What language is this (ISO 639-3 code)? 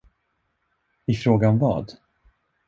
swe